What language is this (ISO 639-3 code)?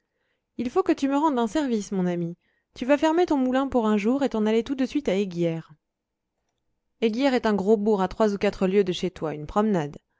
fra